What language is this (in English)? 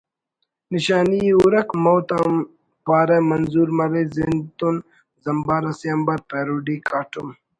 Brahui